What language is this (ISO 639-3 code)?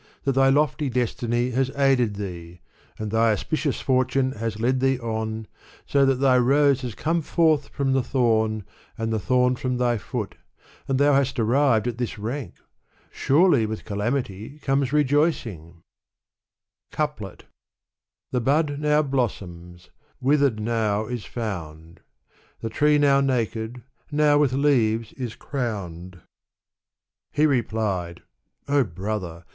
eng